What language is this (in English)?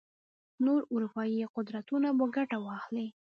Pashto